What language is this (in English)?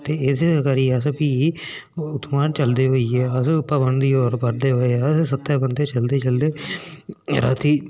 Dogri